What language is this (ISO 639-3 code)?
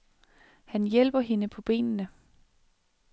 dan